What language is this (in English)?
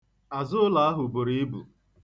Igbo